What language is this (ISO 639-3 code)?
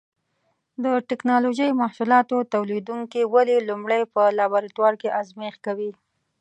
pus